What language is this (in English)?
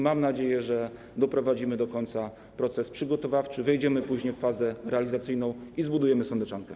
Polish